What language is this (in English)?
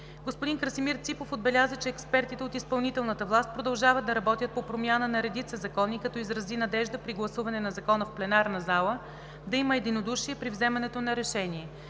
Bulgarian